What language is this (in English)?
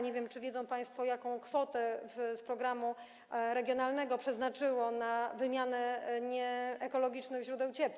Polish